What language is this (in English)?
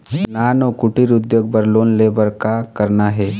Chhattisgarhi